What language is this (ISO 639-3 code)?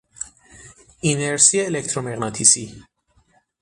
fas